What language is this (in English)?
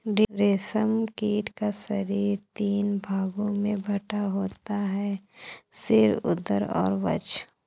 Hindi